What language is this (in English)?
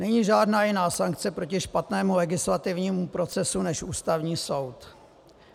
Czech